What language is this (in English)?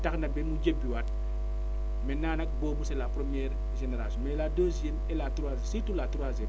Wolof